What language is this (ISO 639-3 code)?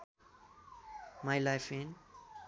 nep